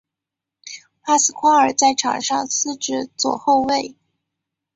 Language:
Chinese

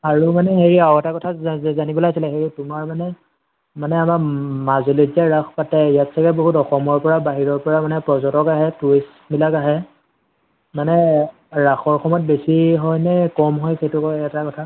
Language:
Assamese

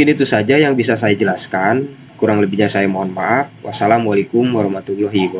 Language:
Indonesian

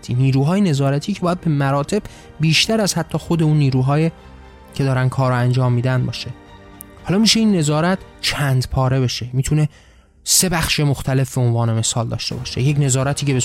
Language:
Persian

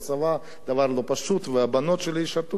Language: Hebrew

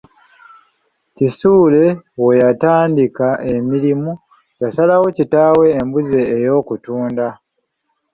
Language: Ganda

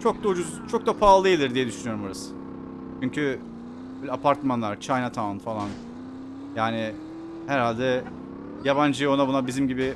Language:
Turkish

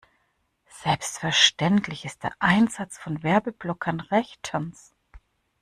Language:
German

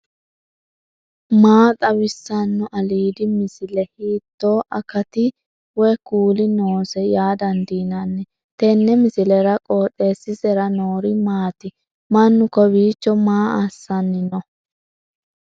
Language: Sidamo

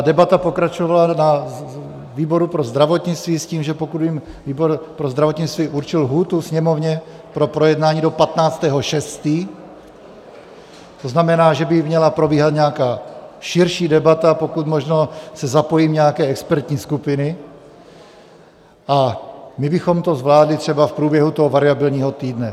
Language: Czech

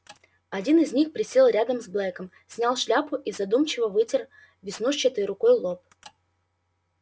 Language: Russian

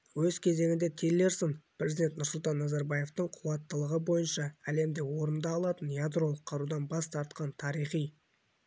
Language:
Kazakh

